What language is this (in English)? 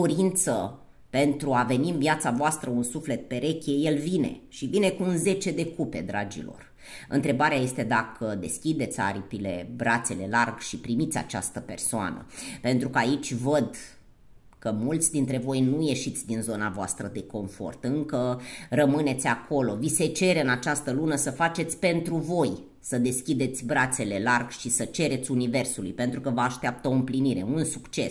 Romanian